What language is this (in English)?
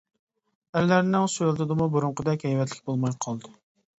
Uyghur